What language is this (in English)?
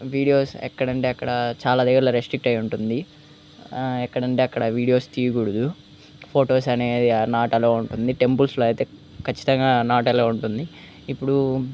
Telugu